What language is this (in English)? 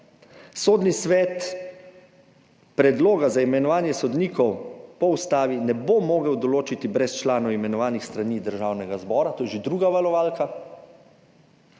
Slovenian